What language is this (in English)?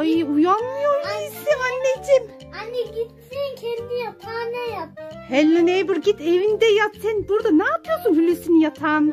Turkish